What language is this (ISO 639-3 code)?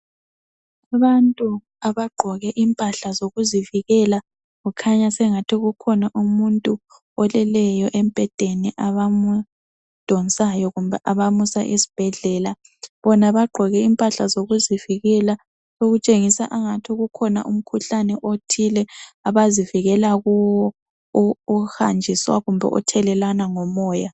nde